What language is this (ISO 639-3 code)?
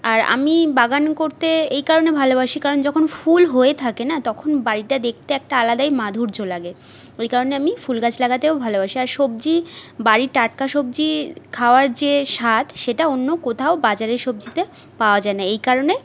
ben